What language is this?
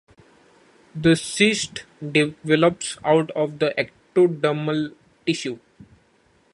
English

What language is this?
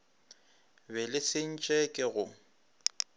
Northern Sotho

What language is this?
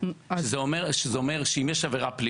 Hebrew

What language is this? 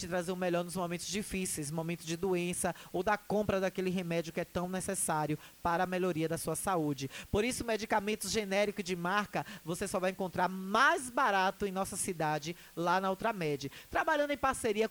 Portuguese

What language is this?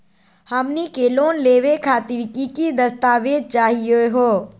Magahi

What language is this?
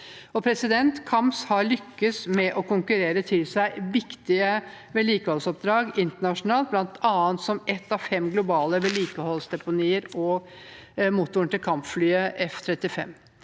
Norwegian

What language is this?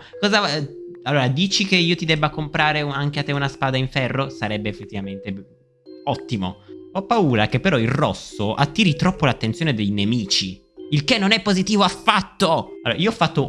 Italian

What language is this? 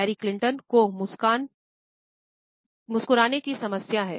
Hindi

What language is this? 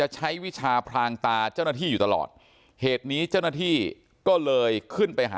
Thai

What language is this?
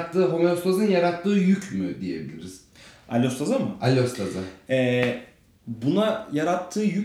Turkish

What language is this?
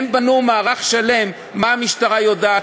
Hebrew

